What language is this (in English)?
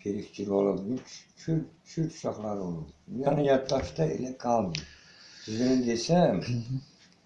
Azerbaijani